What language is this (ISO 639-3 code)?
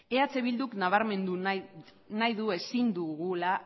eus